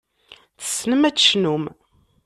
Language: Kabyle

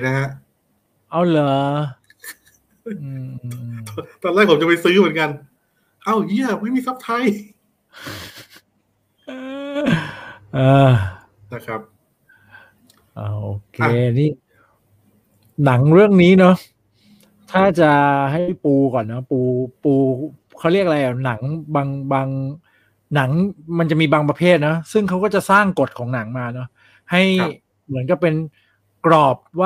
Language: Thai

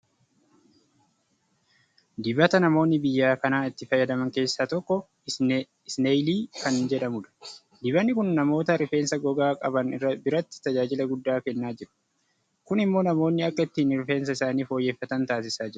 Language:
Oromo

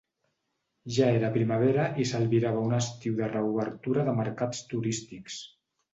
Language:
Catalan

